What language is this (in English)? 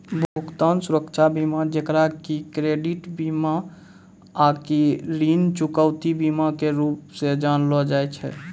Maithili